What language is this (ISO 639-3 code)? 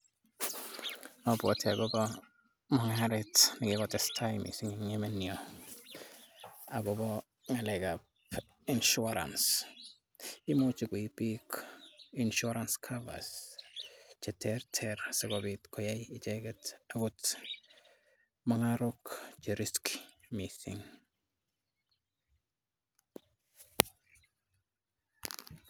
kln